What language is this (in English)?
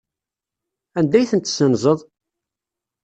Kabyle